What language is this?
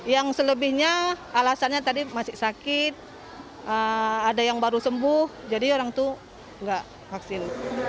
Indonesian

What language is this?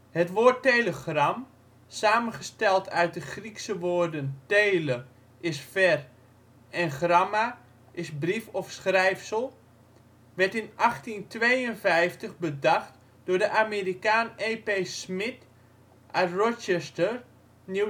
Dutch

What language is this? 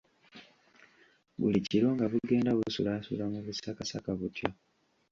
Ganda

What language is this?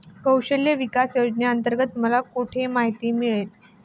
Marathi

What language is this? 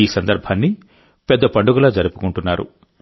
Telugu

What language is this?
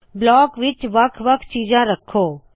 Punjabi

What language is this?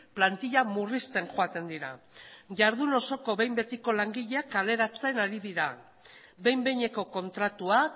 Basque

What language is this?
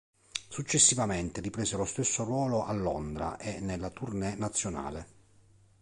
Italian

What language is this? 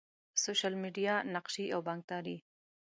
Pashto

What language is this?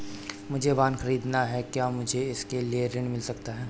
Hindi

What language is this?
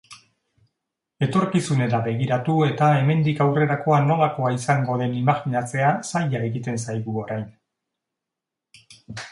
Basque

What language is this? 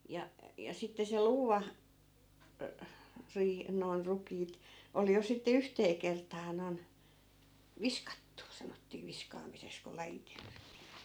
Finnish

